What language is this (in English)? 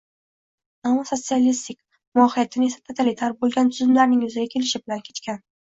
Uzbek